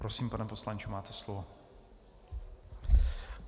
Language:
Czech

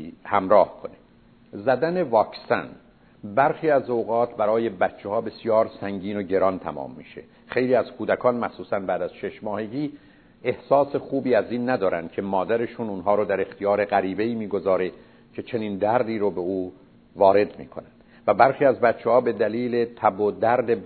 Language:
Persian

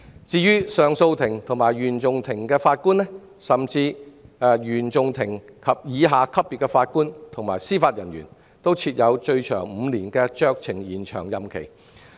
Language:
Cantonese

